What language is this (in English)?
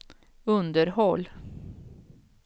Swedish